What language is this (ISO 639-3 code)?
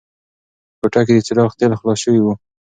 pus